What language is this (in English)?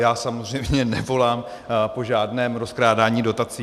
Czech